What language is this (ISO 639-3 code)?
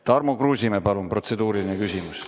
est